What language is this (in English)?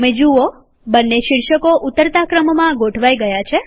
Gujarati